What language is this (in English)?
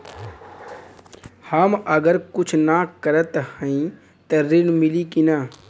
Bhojpuri